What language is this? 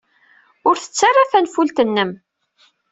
Kabyle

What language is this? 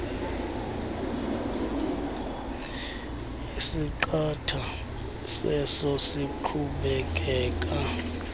Xhosa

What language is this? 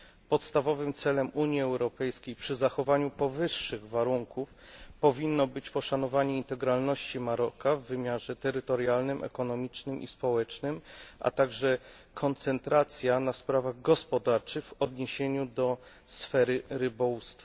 Polish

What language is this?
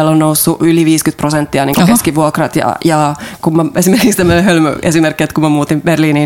Finnish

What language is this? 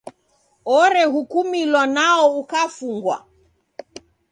Taita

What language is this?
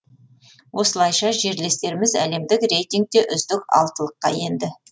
Kazakh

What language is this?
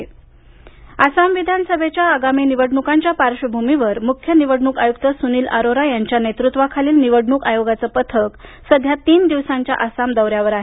Marathi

